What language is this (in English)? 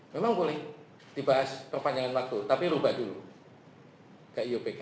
Indonesian